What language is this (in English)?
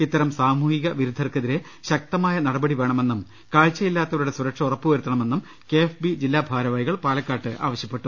Malayalam